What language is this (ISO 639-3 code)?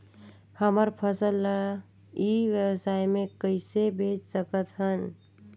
hne